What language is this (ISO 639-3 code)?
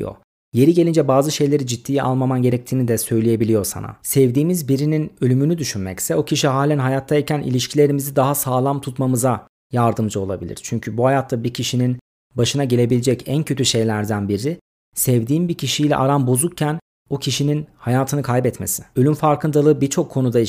tur